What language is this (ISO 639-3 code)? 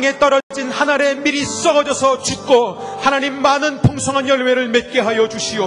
kor